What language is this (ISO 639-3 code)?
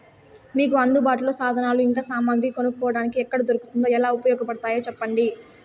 tel